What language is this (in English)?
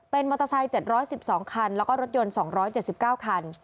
Thai